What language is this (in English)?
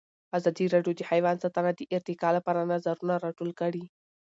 Pashto